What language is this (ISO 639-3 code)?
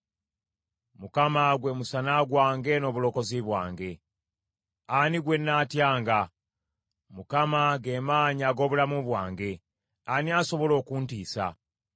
lug